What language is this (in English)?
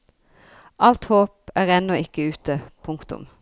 Norwegian